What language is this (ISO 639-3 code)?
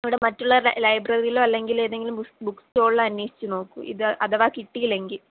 mal